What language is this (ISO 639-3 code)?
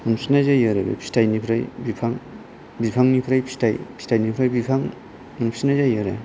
brx